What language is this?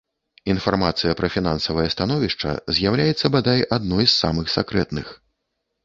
Belarusian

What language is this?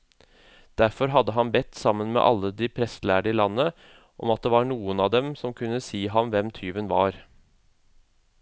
Norwegian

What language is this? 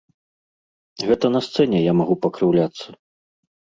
Belarusian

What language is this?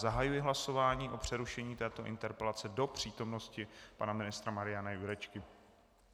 Czech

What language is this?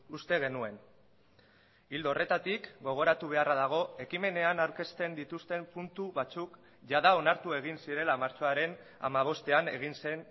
Basque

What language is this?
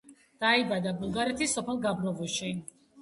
Georgian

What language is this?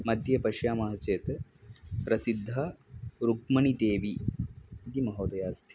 Sanskrit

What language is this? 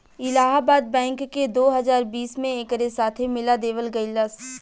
Bhojpuri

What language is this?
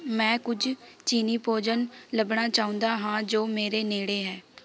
Punjabi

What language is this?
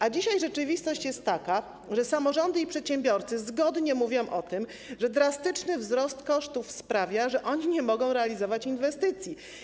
Polish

